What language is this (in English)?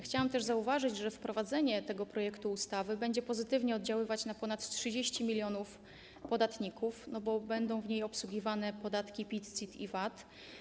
Polish